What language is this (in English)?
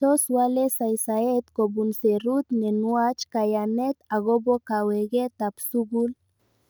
Kalenjin